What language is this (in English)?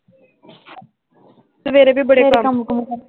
Punjabi